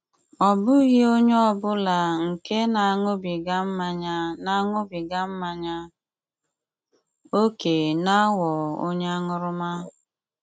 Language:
Igbo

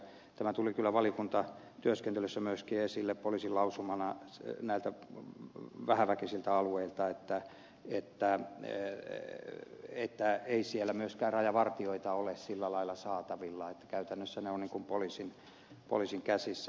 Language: Finnish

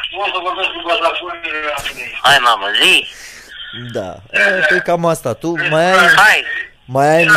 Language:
Romanian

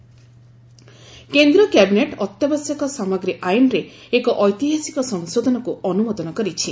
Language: Odia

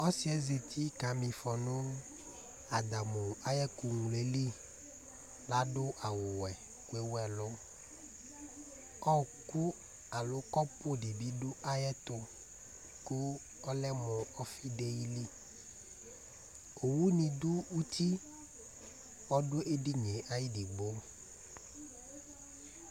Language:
Ikposo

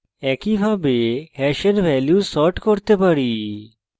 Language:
Bangla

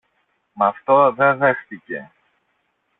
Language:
Greek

